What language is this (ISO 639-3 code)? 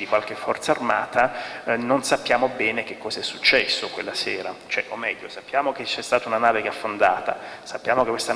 ita